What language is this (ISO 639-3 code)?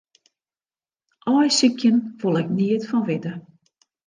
fry